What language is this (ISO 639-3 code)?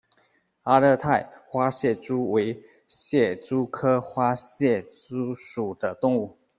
zho